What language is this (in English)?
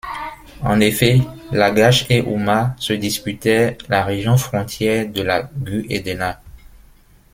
French